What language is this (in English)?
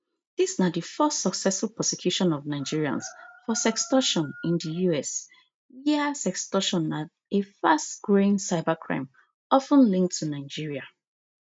Nigerian Pidgin